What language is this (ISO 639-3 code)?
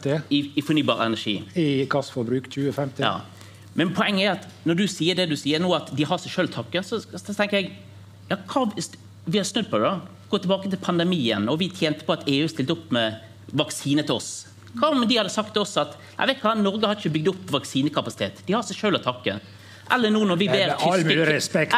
nor